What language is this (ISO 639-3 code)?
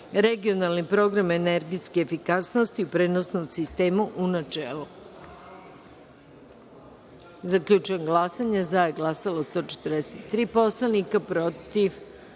srp